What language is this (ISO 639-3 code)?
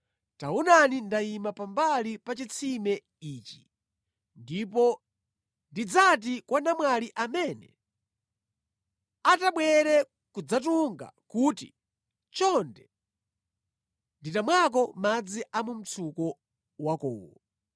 nya